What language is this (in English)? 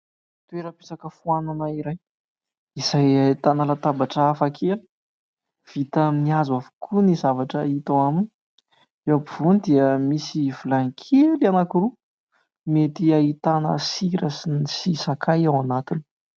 Malagasy